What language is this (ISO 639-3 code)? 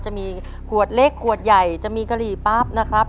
tha